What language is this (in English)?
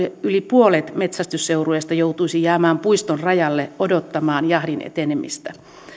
Finnish